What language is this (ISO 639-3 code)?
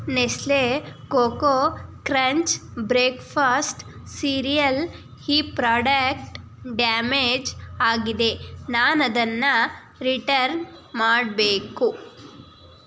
kan